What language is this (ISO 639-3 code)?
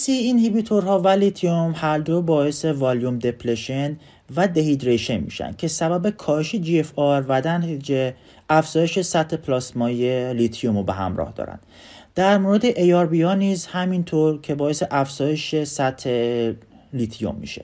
fas